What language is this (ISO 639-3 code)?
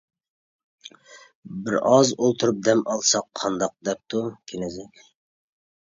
uig